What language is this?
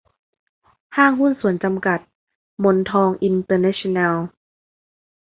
Thai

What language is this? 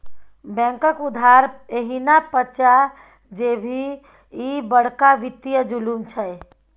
Maithili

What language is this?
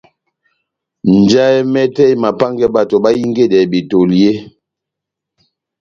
Batanga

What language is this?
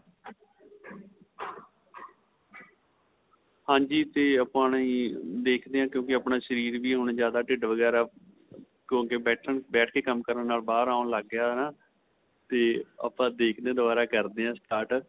Punjabi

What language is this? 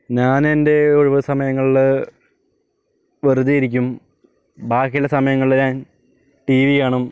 Malayalam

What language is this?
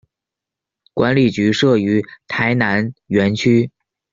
Chinese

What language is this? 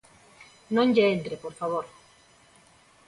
Galician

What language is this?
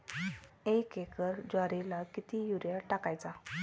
Marathi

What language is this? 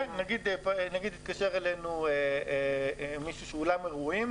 Hebrew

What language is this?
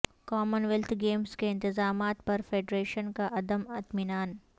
Urdu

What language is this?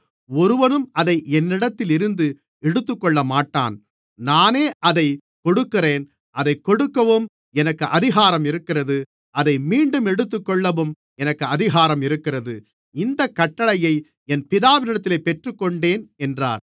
Tamil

